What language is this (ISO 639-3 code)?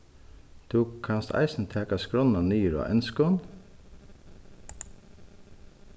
fao